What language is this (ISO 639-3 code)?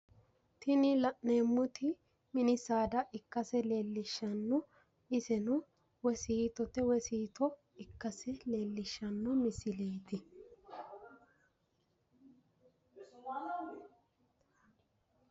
sid